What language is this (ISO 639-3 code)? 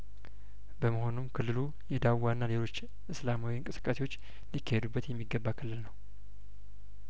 amh